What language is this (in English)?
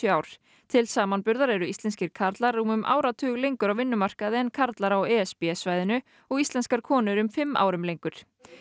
Icelandic